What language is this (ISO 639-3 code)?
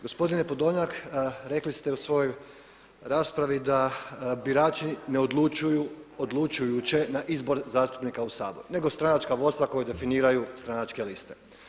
hrv